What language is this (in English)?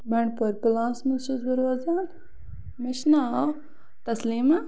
Kashmiri